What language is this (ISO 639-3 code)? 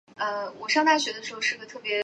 zho